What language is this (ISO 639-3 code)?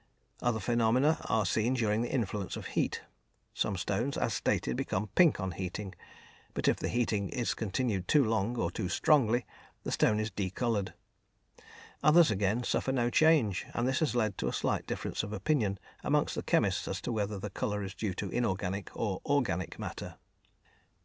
eng